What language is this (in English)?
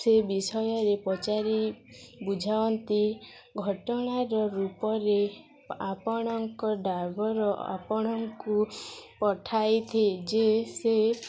Odia